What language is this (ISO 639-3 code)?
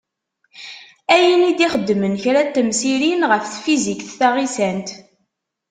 kab